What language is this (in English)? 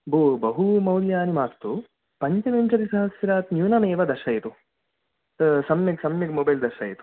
Sanskrit